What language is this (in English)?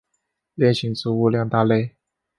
Chinese